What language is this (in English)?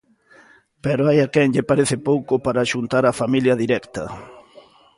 Galician